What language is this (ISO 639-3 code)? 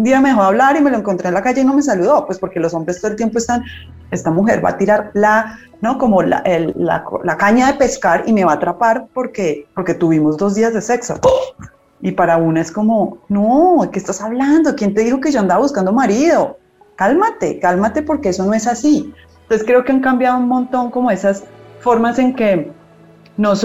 spa